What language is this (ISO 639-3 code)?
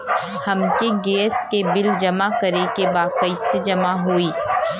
bho